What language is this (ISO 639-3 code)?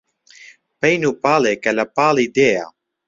ckb